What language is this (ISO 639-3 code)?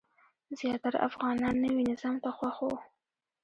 pus